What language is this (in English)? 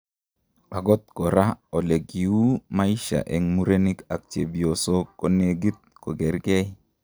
Kalenjin